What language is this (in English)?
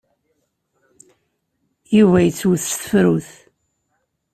Kabyle